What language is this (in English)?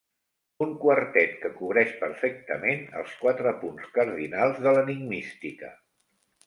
Catalan